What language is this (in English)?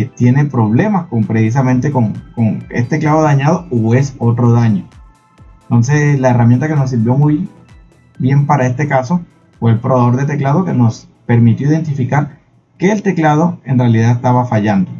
Spanish